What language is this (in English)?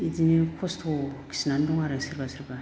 Bodo